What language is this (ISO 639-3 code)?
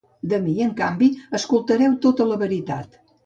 cat